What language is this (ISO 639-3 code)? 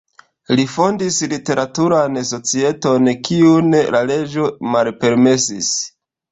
epo